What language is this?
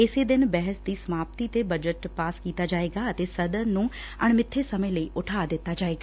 Punjabi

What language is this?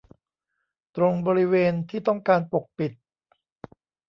Thai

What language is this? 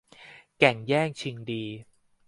Thai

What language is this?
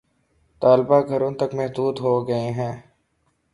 Urdu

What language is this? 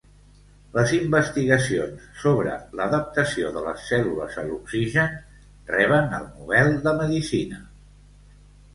Catalan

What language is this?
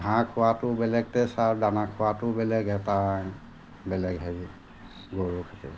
Assamese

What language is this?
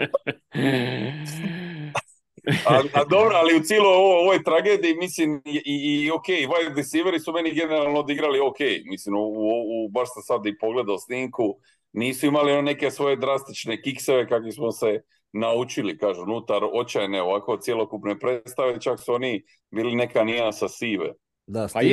Croatian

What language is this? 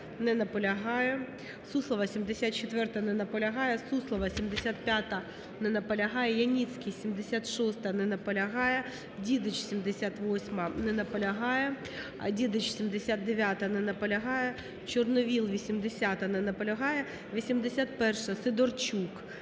Ukrainian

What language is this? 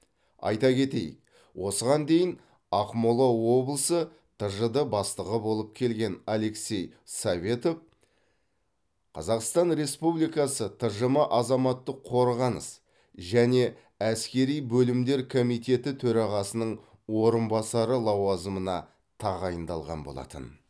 Kazakh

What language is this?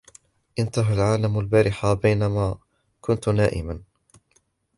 Arabic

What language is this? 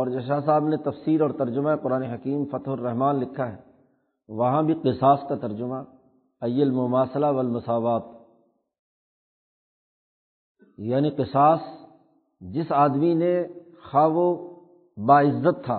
Urdu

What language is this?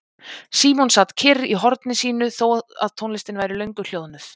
Icelandic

